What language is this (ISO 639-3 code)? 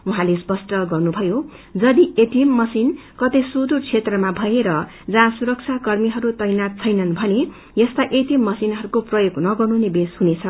nep